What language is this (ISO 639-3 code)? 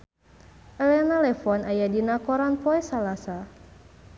sun